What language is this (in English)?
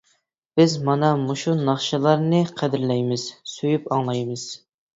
Uyghur